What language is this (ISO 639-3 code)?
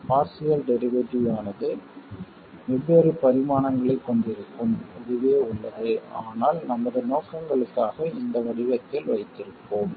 tam